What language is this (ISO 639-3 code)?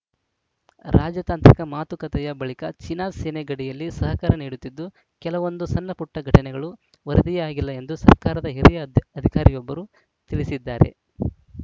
kan